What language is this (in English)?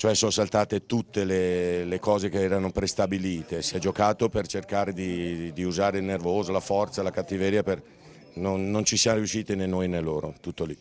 Italian